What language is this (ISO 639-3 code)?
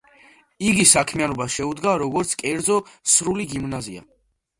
kat